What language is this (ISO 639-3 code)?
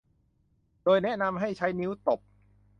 tha